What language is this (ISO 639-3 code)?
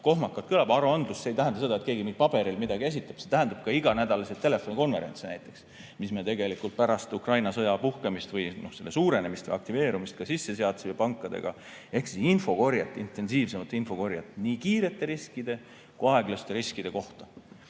est